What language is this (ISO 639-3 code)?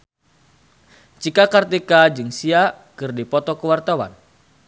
sun